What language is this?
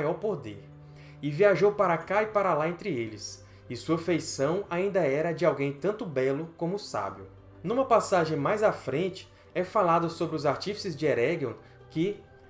Portuguese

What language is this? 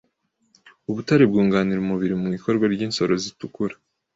Kinyarwanda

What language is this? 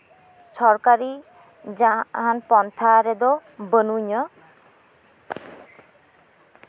Santali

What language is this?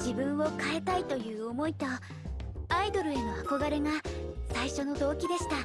Japanese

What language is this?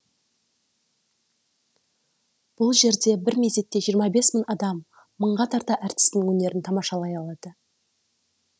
Kazakh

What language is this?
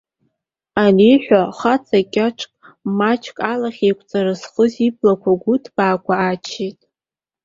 Abkhazian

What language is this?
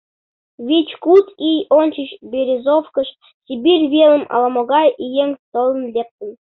Mari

